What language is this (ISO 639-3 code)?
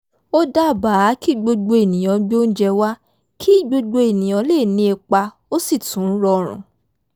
yor